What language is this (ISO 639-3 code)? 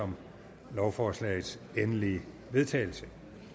dan